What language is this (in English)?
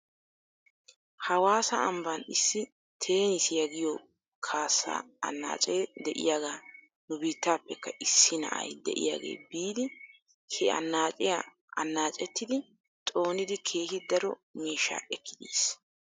Wolaytta